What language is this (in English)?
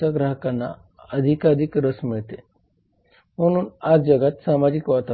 Marathi